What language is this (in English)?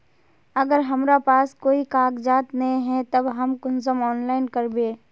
Magahi